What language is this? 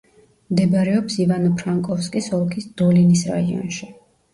Georgian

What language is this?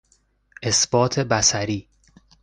Persian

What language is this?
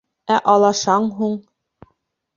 Bashkir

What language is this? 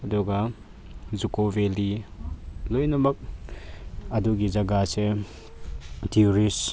Manipuri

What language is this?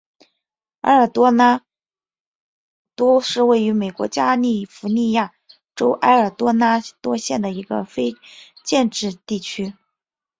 Chinese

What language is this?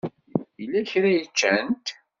Kabyle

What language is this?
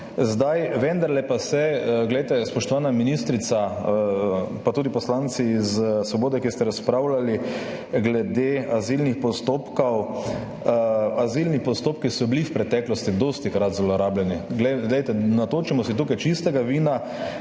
Slovenian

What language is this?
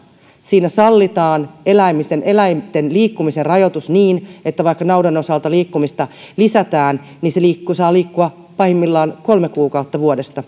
Finnish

